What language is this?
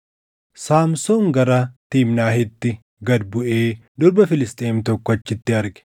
Oromo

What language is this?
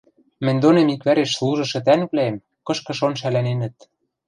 Western Mari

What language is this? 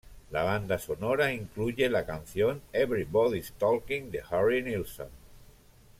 Spanish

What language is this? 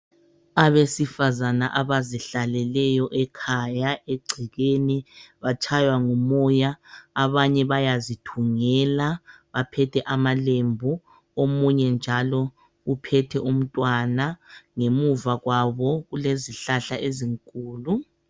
North Ndebele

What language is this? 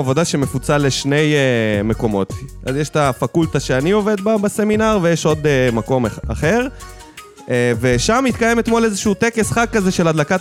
Hebrew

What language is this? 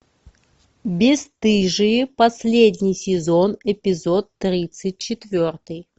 Russian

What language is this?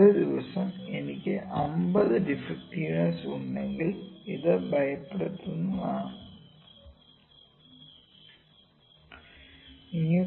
Malayalam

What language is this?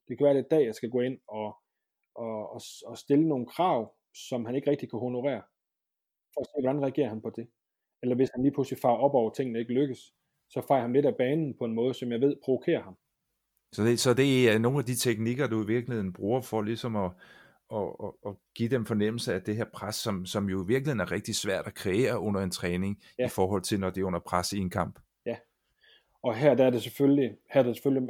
Danish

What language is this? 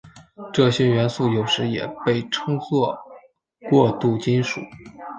Chinese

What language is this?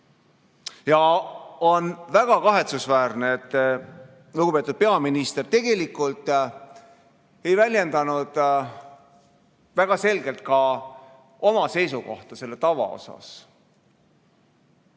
Estonian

